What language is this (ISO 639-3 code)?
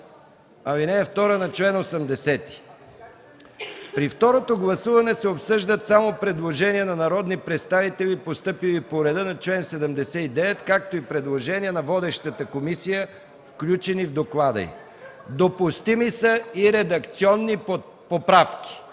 bul